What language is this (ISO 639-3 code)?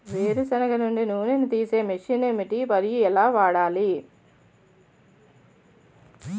tel